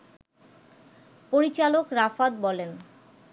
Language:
Bangla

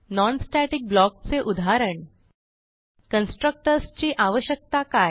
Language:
Marathi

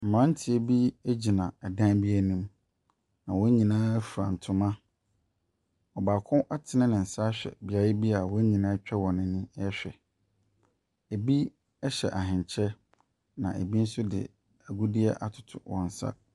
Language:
Akan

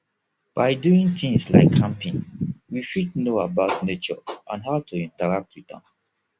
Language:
Nigerian Pidgin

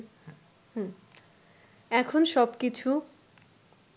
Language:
Bangla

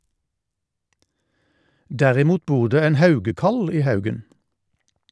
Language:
Norwegian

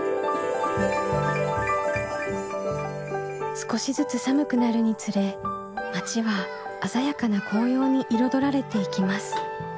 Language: Japanese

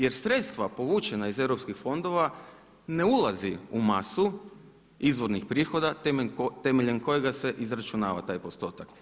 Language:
Croatian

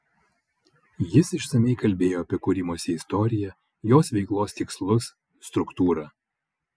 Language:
Lithuanian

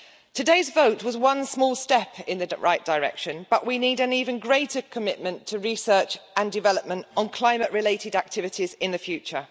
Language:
English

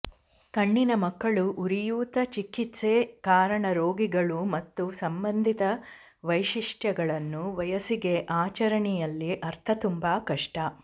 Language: Kannada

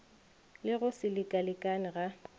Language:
Northern Sotho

